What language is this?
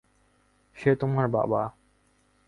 Bangla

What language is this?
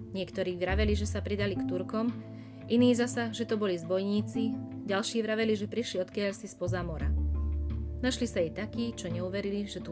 Slovak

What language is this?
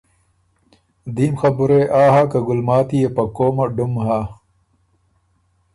Ormuri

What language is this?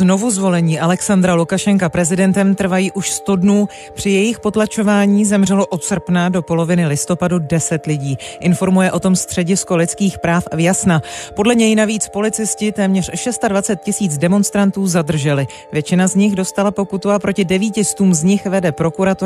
Czech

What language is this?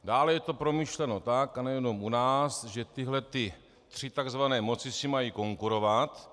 Czech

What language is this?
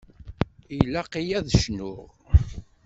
Kabyle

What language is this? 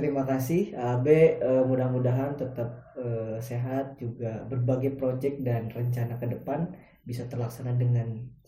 Indonesian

